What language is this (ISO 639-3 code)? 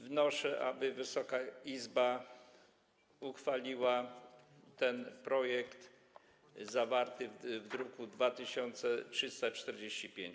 pol